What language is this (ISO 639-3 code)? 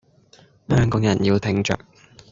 yue